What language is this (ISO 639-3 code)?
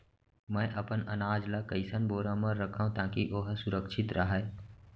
hne